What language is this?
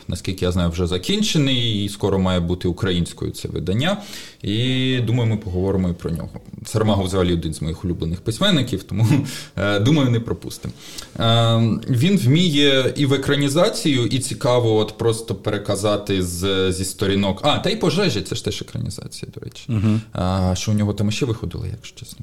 Ukrainian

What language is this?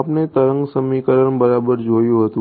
Gujarati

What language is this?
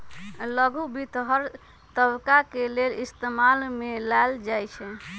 Magahi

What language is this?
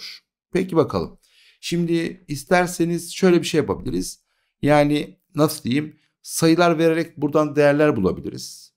Turkish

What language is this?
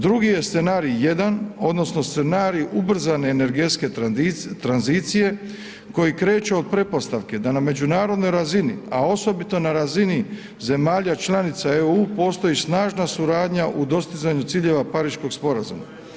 Croatian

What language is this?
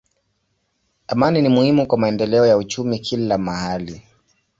Swahili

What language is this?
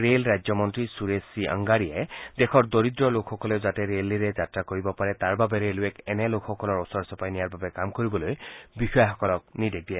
Assamese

